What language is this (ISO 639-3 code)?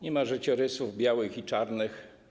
pol